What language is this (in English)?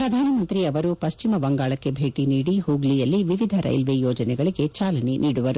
Kannada